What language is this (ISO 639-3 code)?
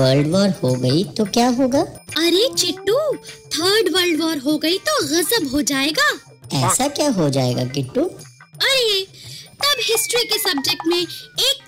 hin